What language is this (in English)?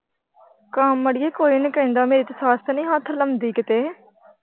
Punjabi